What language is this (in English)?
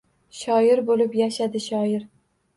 Uzbek